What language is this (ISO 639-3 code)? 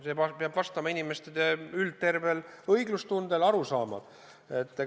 est